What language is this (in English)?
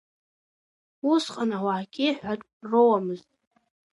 Abkhazian